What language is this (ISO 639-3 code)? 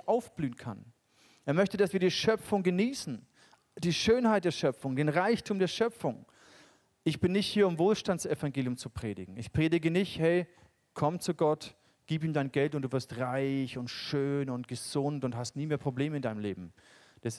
deu